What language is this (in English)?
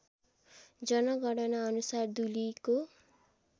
Nepali